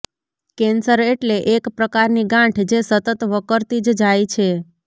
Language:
Gujarati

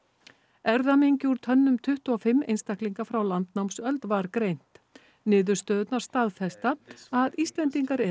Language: Icelandic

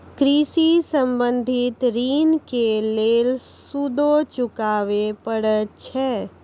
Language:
Maithili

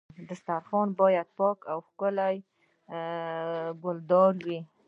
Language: Pashto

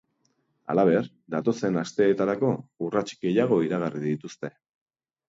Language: Basque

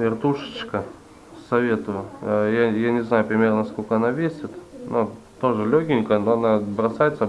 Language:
Russian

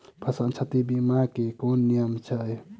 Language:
Maithili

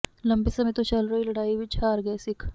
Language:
Punjabi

